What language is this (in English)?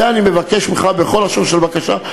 Hebrew